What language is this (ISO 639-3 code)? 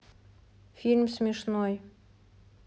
rus